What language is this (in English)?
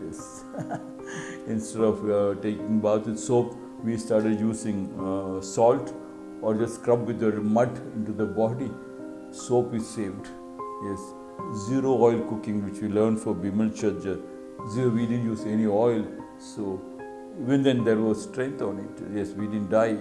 English